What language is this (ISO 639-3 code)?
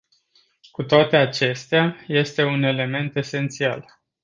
ron